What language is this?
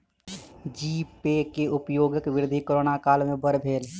Maithili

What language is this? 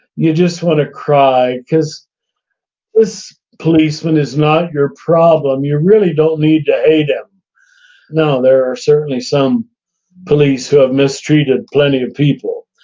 English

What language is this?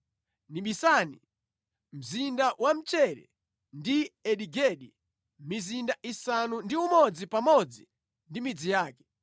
Nyanja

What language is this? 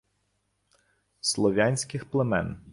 Ukrainian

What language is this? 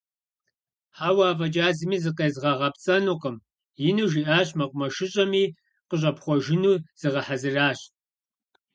Kabardian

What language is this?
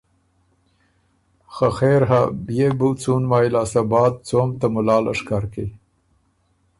Ormuri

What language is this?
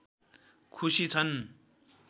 Nepali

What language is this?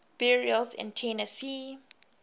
English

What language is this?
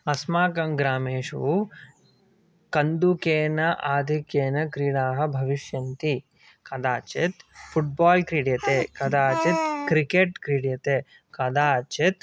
Sanskrit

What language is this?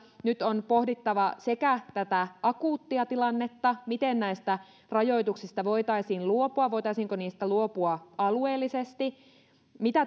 Finnish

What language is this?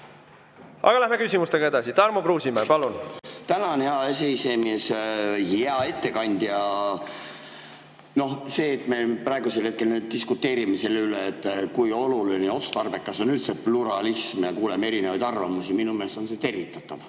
Estonian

